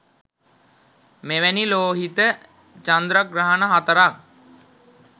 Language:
Sinhala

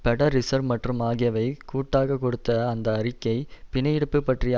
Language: Tamil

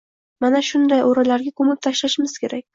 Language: Uzbek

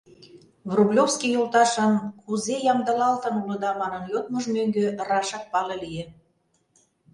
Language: Mari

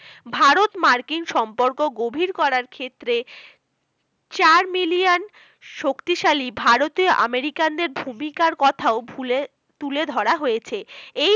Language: Bangla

